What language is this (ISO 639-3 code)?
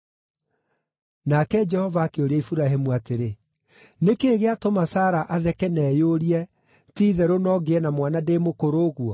kik